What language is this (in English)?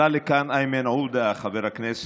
Hebrew